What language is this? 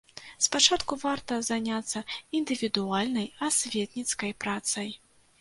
Belarusian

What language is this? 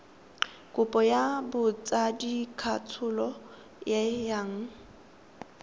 Tswana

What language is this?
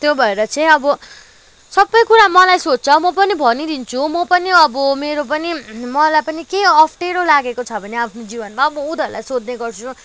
Nepali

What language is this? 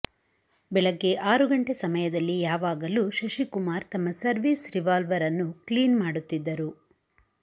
Kannada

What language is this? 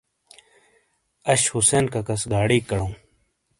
Shina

